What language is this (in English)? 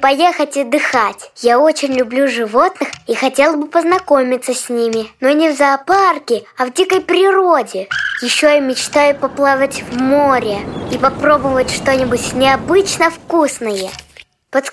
Russian